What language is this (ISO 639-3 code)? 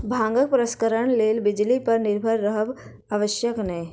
mai